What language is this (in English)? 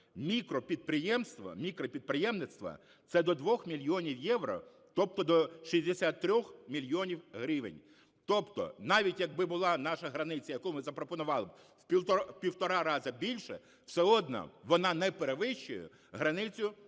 Ukrainian